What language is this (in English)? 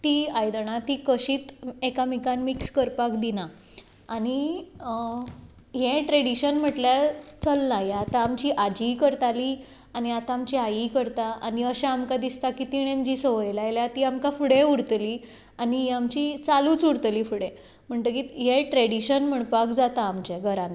Konkani